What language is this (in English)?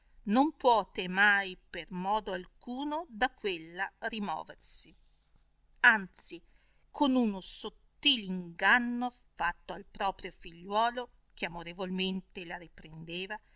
Italian